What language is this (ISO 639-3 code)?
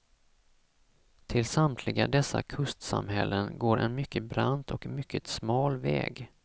swe